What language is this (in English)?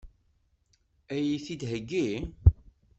Kabyle